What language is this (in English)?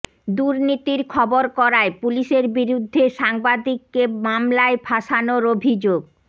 Bangla